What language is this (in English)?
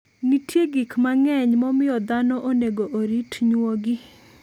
Luo (Kenya and Tanzania)